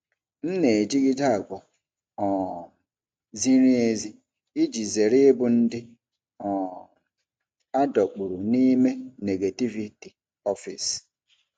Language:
Igbo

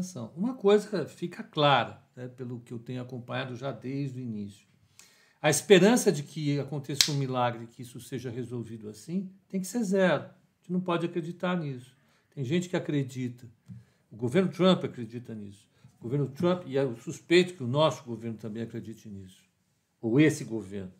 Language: Portuguese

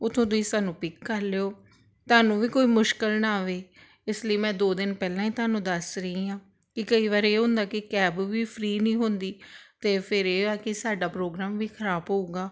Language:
Punjabi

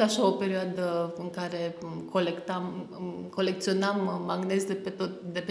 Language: Romanian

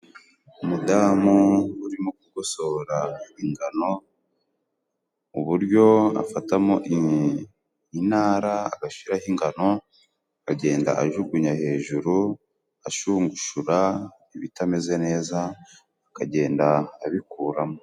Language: Kinyarwanda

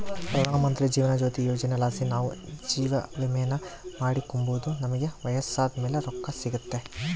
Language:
Kannada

